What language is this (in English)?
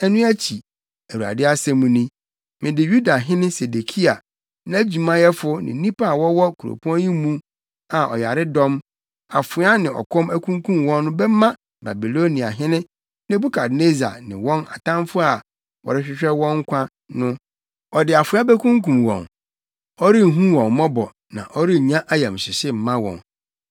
Akan